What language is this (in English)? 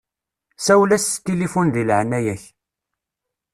Kabyle